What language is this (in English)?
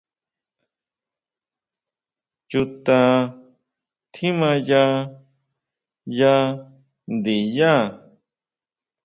Huautla Mazatec